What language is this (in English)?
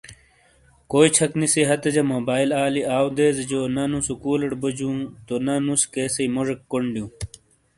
Shina